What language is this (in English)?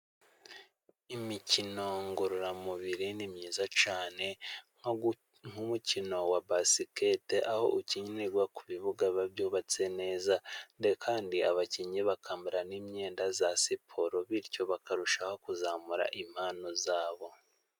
Kinyarwanda